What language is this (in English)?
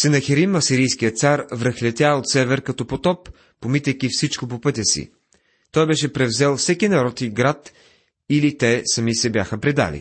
Bulgarian